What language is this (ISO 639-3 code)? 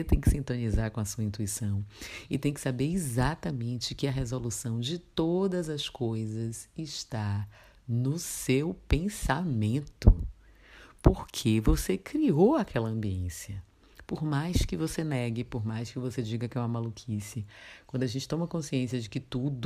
por